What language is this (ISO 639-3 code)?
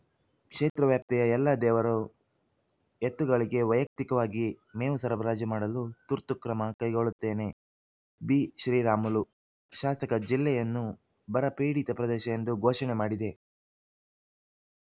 kan